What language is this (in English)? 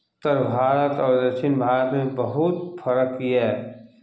Maithili